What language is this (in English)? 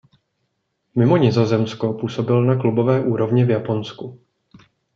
Czech